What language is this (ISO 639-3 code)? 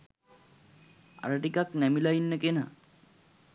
sin